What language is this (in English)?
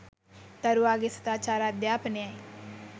Sinhala